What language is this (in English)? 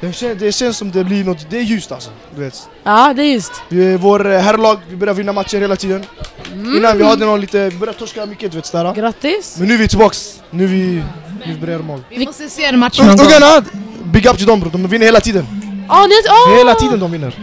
Swedish